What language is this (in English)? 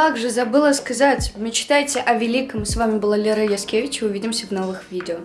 Russian